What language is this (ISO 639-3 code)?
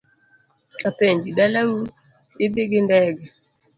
luo